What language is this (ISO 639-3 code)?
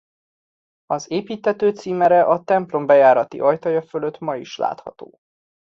hun